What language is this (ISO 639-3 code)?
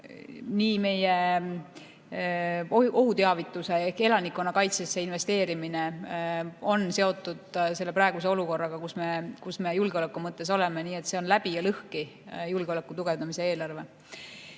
est